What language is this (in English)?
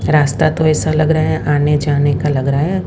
Hindi